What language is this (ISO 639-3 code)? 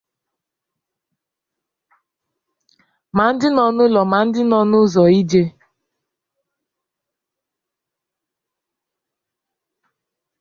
ibo